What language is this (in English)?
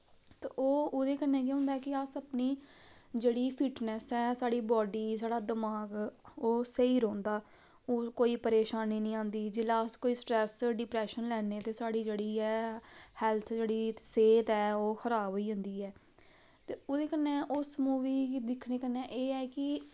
Dogri